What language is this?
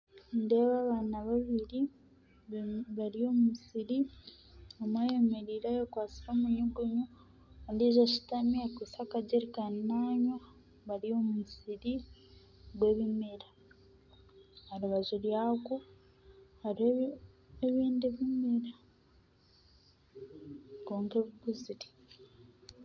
Nyankole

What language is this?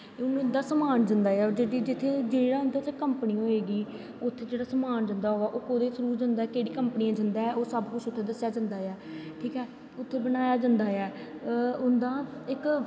Dogri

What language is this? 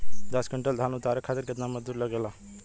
Bhojpuri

